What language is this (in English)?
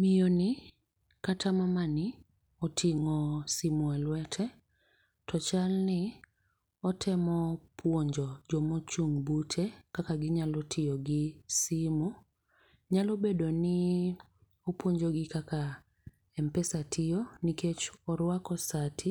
Luo (Kenya and Tanzania)